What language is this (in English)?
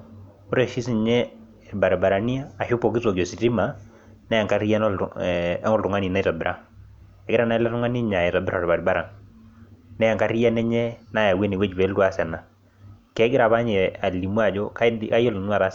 Masai